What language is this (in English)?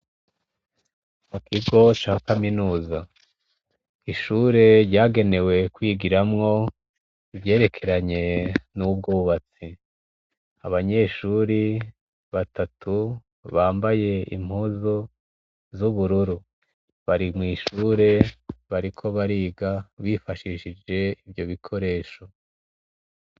Rundi